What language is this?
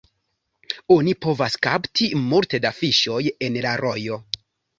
Esperanto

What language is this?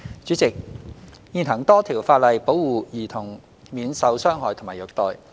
Cantonese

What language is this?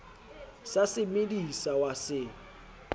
Southern Sotho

